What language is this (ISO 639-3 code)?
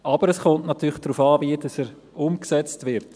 gsw